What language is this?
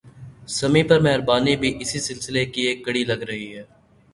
Urdu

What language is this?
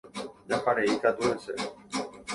Guarani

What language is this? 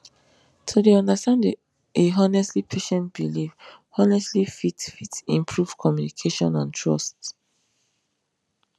Nigerian Pidgin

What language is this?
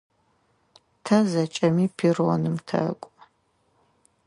Adyghe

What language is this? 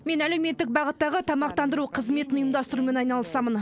Kazakh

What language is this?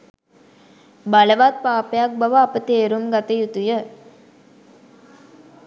Sinhala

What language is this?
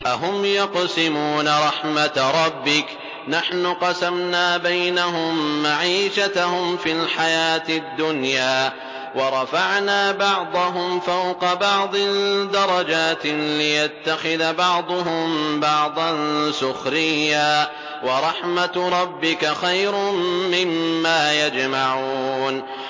Arabic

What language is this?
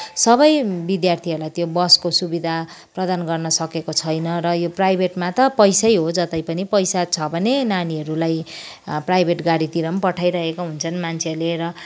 Nepali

